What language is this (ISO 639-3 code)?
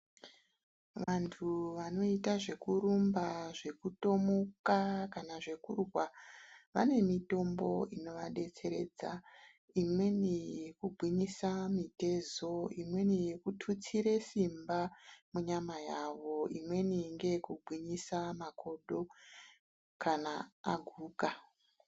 ndc